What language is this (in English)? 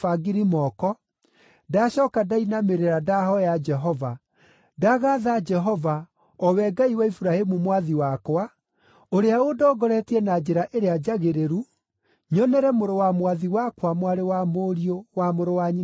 Kikuyu